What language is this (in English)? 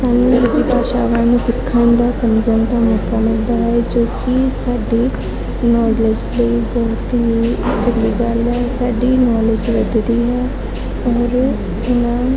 Punjabi